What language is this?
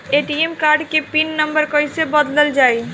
Bhojpuri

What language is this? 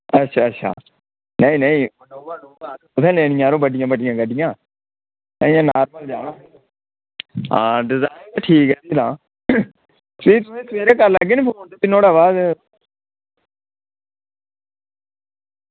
Dogri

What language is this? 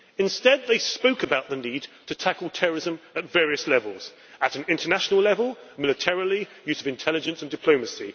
English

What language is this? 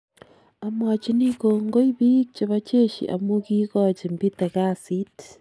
Kalenjin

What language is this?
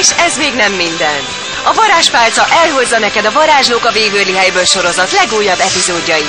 Hungarian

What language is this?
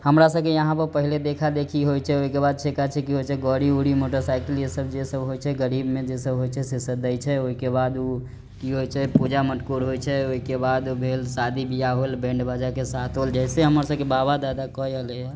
Maithili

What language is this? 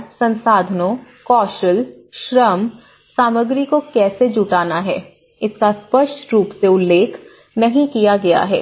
Hindi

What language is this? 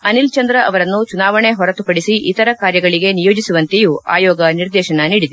Kannada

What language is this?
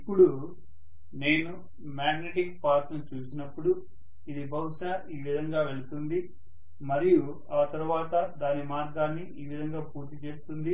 Telugu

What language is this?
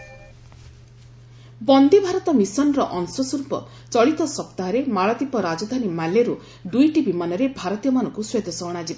Odia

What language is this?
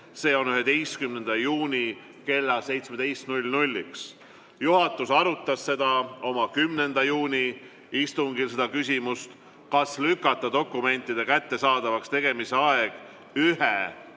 Estonian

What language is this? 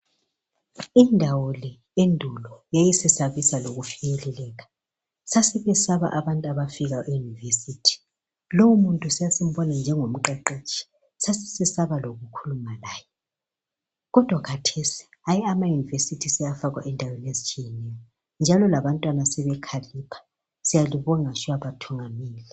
North Ndebele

